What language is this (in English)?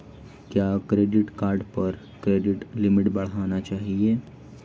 Hindi